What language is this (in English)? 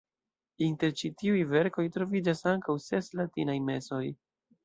Esperanto